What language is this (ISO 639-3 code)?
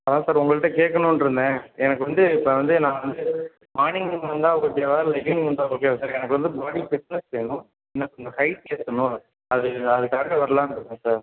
tam